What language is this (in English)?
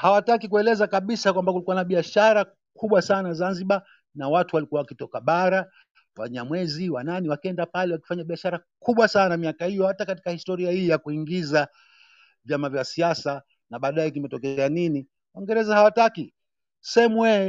Swahili